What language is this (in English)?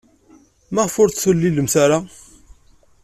Kabyle